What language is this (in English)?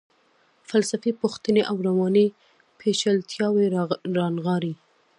Pashto